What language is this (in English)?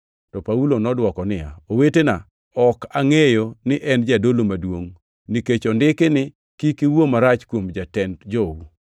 Luo (Kenya and Tanzania)